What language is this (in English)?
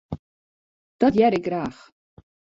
Western Frisian